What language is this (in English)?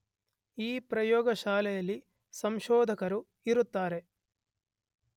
Kannada